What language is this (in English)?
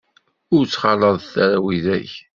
Kabyle